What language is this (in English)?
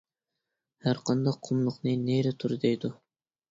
Uyghur